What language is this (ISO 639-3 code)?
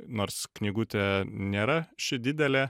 lit